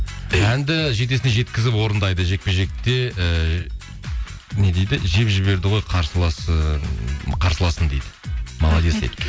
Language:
Kazakh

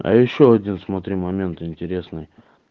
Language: Russian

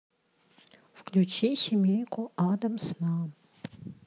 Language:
Russian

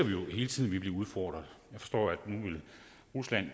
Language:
Danish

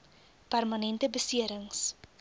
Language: Afrikaans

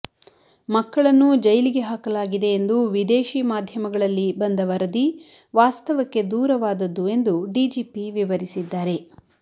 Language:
Kannada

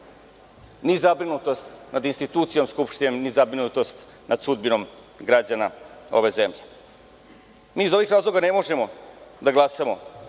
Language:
Serbian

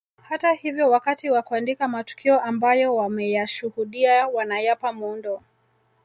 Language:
Swahili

